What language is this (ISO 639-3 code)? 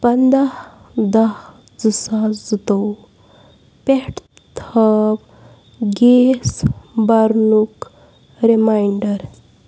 kas